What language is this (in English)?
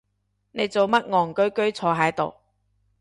Cantonese